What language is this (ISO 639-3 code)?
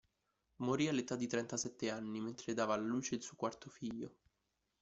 ita